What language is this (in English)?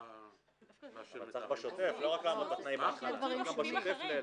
Hebrew